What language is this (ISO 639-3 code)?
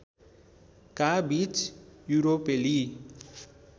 nep